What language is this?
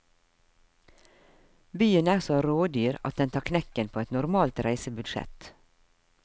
Norwegian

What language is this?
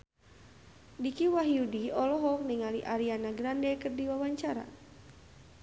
Sundanese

